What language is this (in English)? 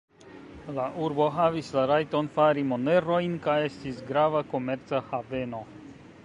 Esperanto